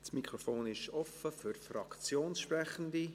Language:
Swiss German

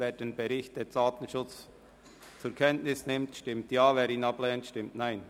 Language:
Swiss German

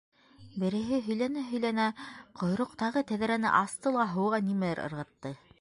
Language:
Bashkir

